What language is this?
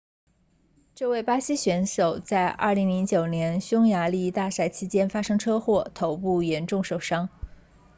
Chinese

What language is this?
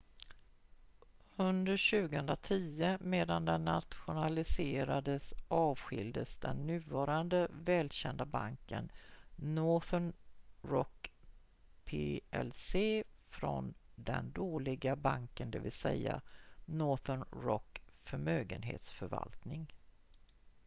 Swedish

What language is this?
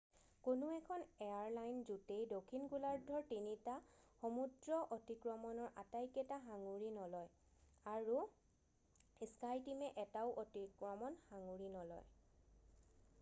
Assamese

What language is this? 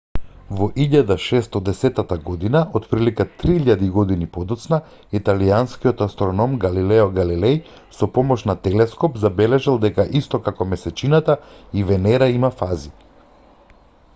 Macedonian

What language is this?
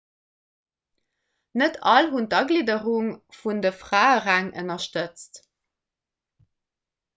Luxembourgish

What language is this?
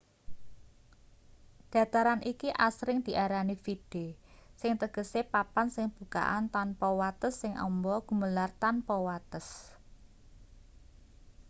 Javanese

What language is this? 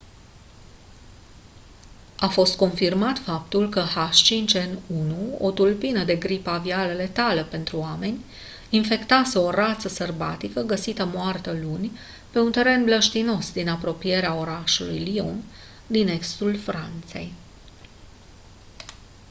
Romanian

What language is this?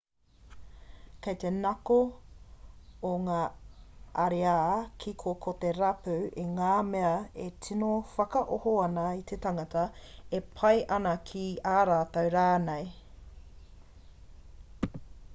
Māori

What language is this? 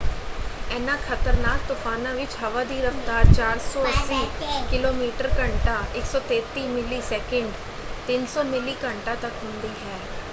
Punjabi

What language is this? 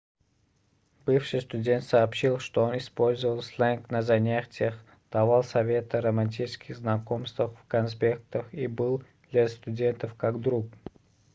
Russian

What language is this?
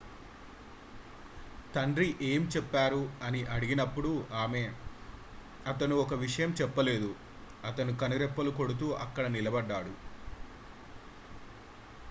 Telugu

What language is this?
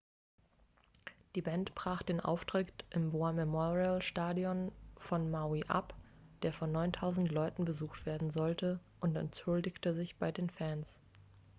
German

